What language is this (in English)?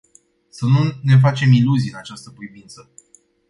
Romanian